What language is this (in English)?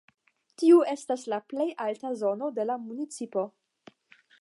Esperanto